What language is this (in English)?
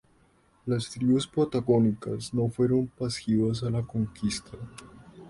Spanish